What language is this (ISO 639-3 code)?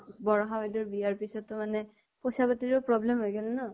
asm